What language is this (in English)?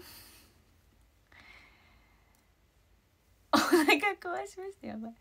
Japanese